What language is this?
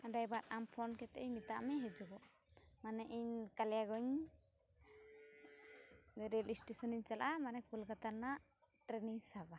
Santali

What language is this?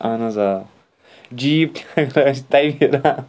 Kashmiri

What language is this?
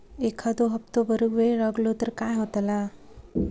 Marathi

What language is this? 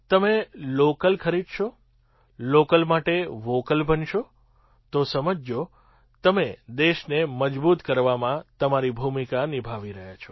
Gujarati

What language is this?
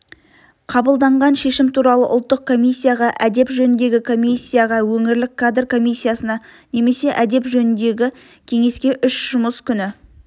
Kazakh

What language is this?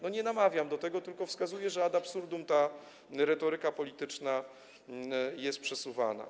Polish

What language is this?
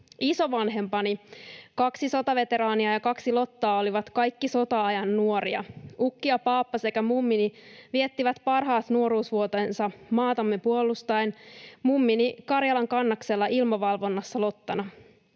Finnish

